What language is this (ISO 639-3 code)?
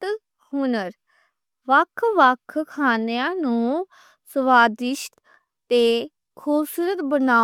lah